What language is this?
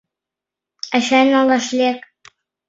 Mari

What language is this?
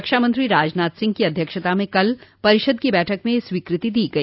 Hindi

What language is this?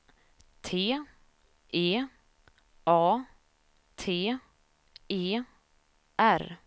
Swedish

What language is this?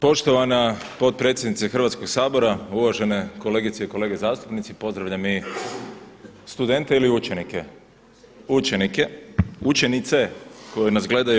Croatian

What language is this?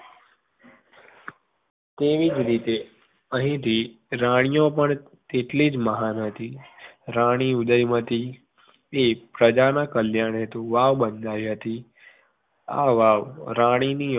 Gujarati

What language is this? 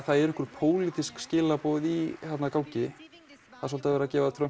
Icelandic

